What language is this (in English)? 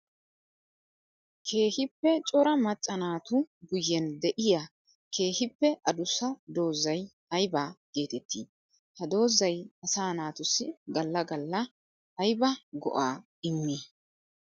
Wolaytta